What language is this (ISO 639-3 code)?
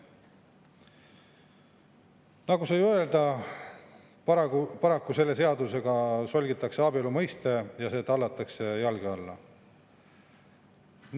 est